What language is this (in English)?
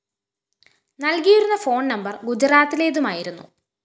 Malayalam